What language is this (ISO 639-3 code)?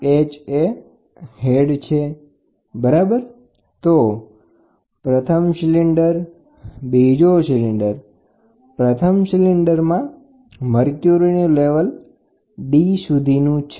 guj